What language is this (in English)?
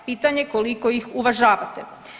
Croatian